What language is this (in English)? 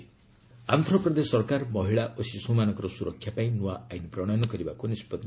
Odia